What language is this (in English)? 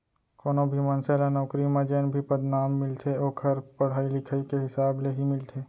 Chhattisgarhi